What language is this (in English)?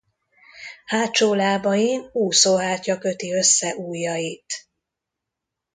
Hungarian